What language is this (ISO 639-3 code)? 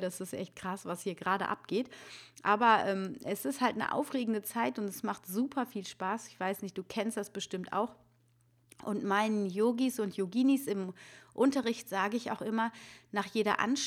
deu